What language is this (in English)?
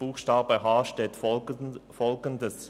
Swiss German